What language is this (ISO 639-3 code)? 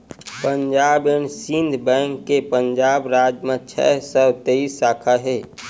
hne